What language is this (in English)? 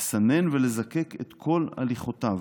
Hebrew